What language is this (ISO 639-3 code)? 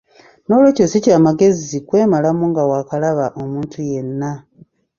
lug